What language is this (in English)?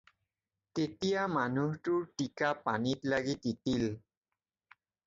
Assamese